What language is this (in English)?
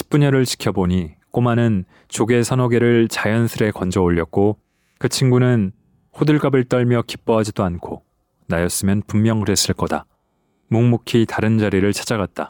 Korean